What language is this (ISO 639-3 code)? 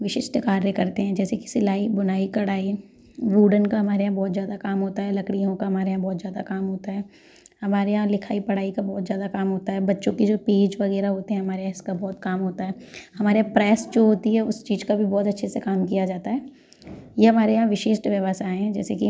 hin